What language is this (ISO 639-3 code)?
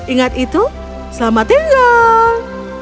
ind